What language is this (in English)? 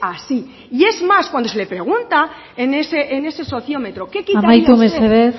Spanish